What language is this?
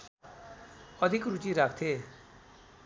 Nepali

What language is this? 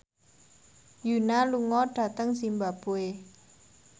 Javanese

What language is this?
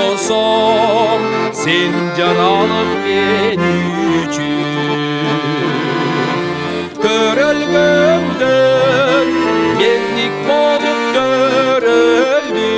Turkish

